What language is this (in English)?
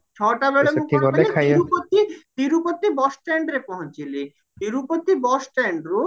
Odia